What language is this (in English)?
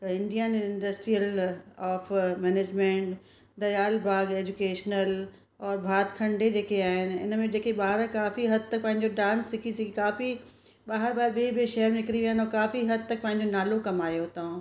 Sindhi